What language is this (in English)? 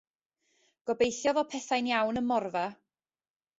Welsh